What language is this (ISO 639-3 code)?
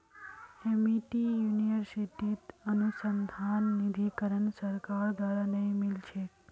mag